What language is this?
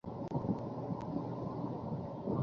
Bangla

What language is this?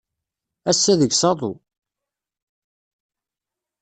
Kabyle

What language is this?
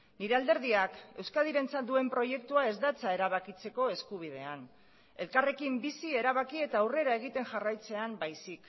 Basque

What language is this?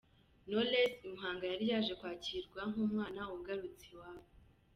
Kinyarwanda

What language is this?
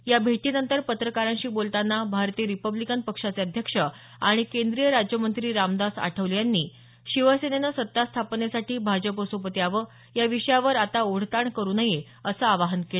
Marathi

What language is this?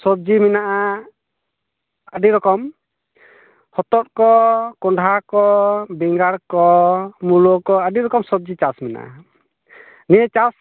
Santali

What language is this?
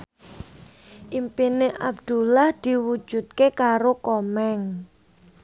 Javanese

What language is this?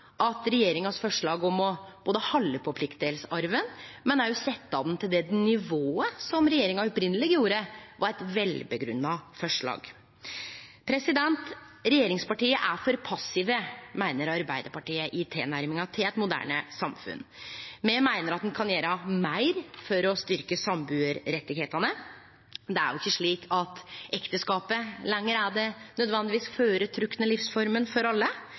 Norwegian Nynorsk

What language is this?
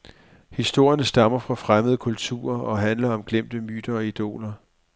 Danish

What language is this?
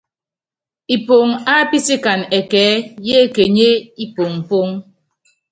Yangben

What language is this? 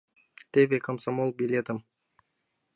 Mari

